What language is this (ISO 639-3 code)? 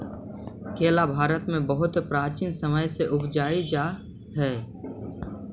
mag